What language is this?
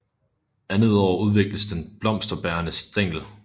Danish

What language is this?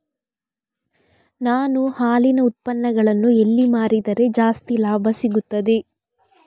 Kannada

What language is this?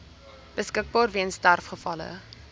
Afrikaans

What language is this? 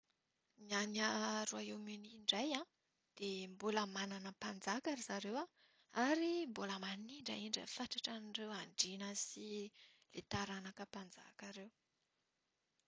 Malagasy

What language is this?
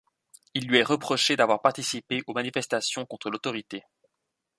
French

